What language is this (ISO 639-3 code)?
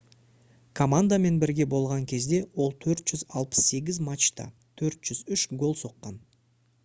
kaz